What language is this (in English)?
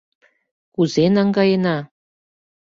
Mari